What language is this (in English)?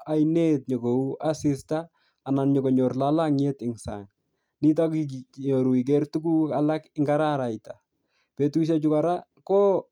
Kalenjin